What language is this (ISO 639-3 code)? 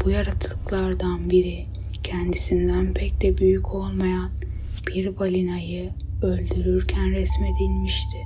tur